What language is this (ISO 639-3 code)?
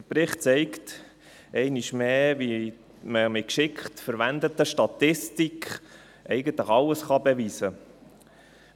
gsw